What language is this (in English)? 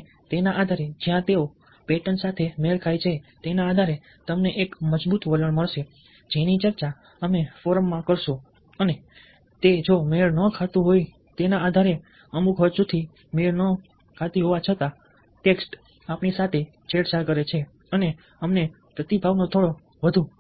Gujarati